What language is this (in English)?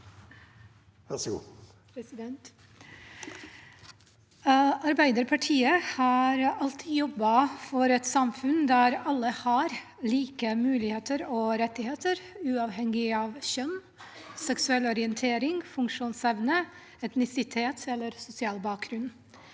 Norwegian